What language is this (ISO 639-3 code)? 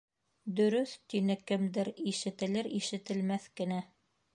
bak